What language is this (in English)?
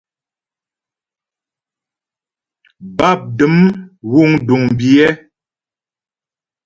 Ghomala